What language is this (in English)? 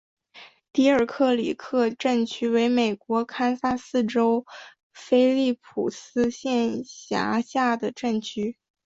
Chinese